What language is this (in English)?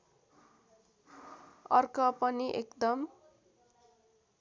Nepali